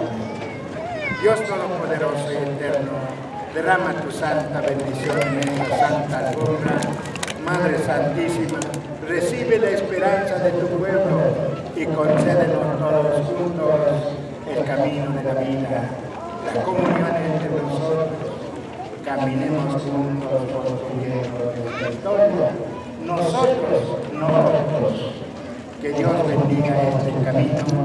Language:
Spanish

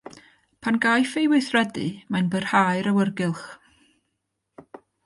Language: Welsh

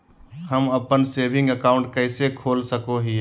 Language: Magahi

